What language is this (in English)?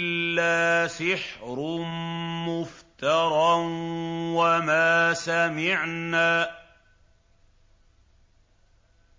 Arabic